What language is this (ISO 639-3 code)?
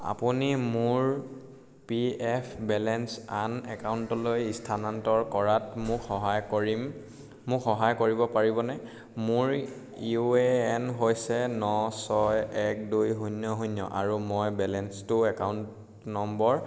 asm